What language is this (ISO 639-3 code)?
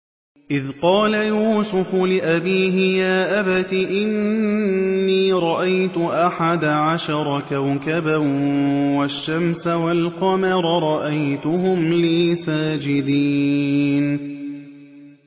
ara